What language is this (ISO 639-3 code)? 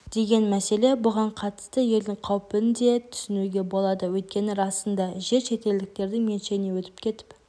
kaz